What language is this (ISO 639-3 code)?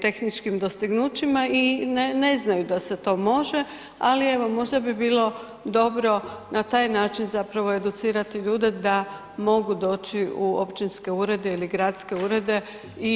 hrv